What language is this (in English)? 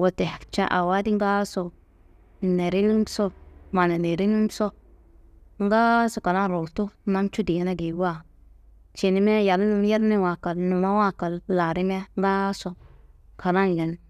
Kanembu